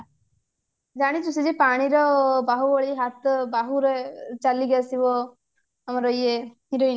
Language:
Odia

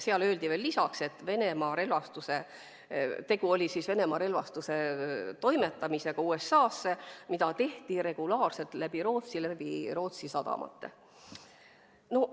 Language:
Estonian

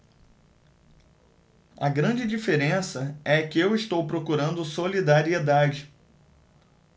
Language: Portuguese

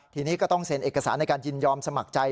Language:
Thai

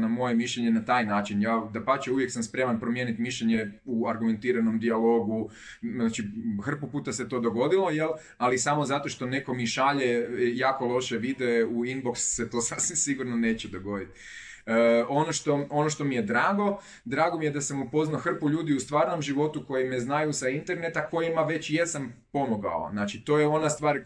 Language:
Croatian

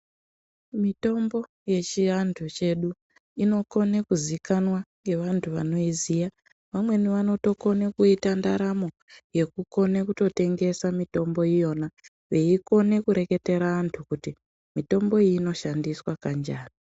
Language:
Ndau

